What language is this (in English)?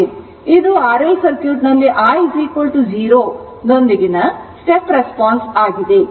Kannada